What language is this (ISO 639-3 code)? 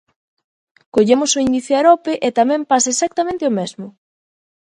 glg